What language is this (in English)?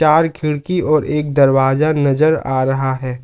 Hindi